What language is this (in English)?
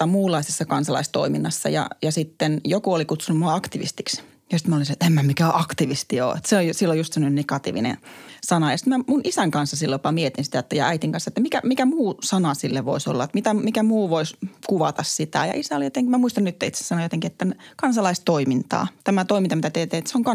Finnish